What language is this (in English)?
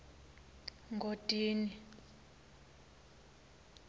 Swati